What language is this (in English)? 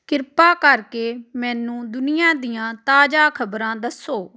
Punjabi